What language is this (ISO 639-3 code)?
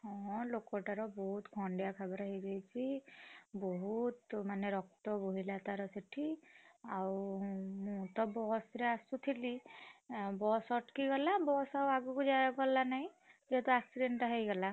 ori